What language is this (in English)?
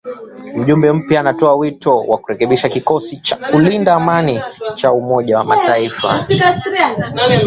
Swahili